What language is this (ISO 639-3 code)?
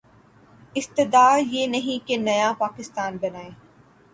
urd